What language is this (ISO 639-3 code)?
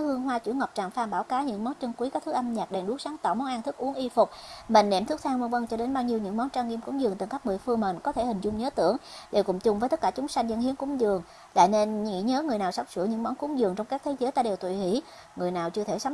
vie